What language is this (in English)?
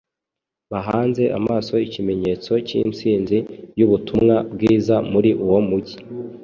Kinyarwanda